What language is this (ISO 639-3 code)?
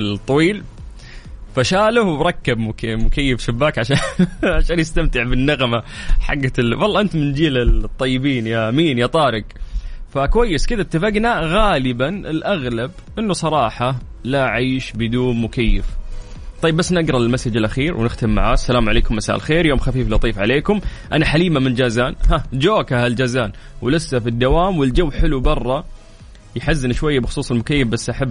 ara